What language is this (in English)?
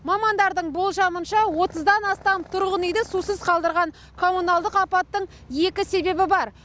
Kazakh